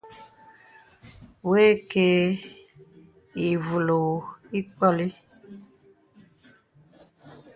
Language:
Bebele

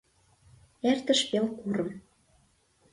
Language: Mari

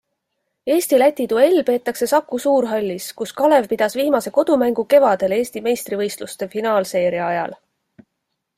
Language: Estonian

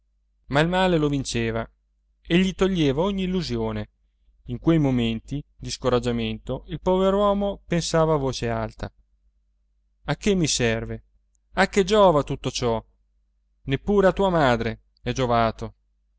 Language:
Italian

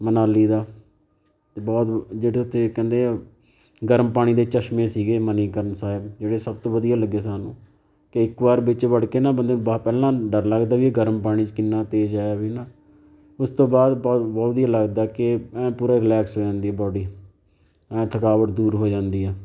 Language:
Punjabi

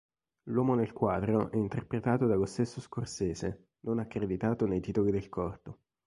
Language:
Italian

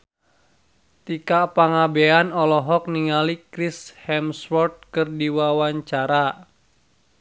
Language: Sundanese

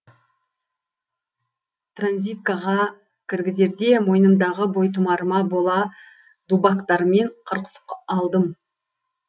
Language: Kazakh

